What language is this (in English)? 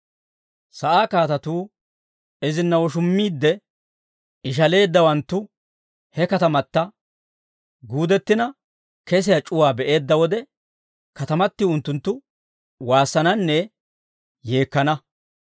Dawro